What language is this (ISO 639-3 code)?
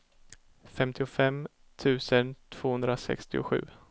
swe